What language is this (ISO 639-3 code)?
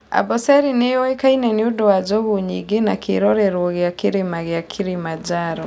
kik